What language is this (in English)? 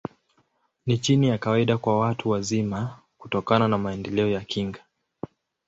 Swahili